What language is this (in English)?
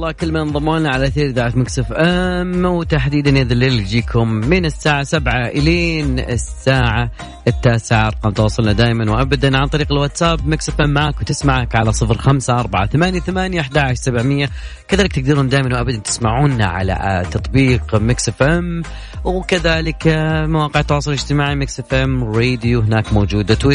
Arabic